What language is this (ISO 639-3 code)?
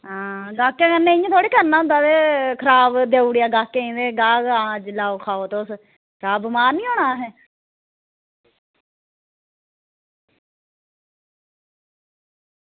doi